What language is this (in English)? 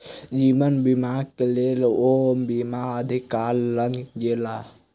Maithili